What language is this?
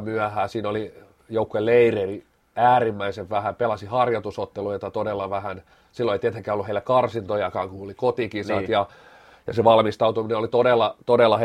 Finnish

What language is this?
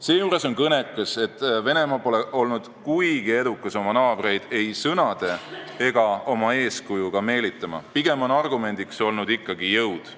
Estonian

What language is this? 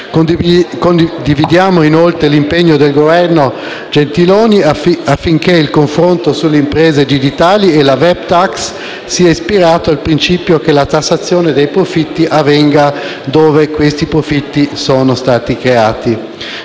Italian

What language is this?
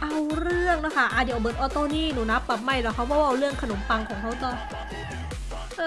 Thai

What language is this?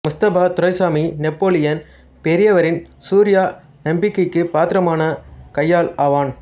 Tamil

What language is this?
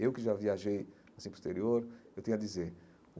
Portuguese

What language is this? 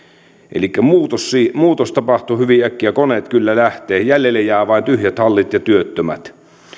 Finnish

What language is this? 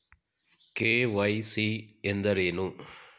Kannada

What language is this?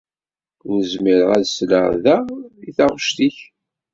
Kabyle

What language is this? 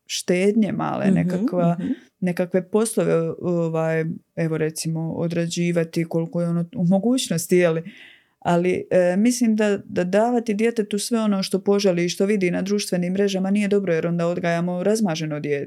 Croatian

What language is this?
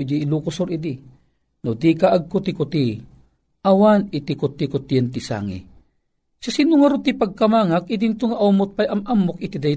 Filipino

